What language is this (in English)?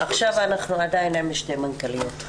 Hebrew